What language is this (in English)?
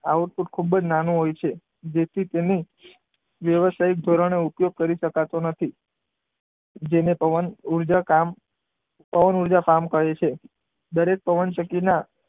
Gujarati